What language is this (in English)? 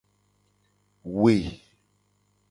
Gen